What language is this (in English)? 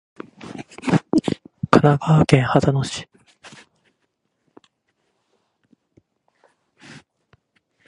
Japanese